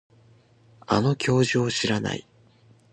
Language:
Japanese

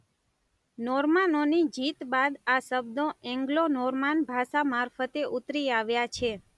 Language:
Gujarati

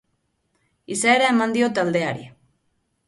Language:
Basque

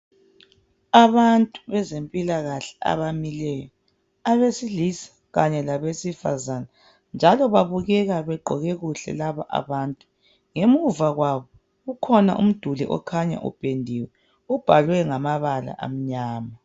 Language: North Ndebele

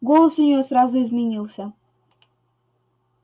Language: Russian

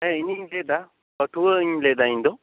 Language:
Santali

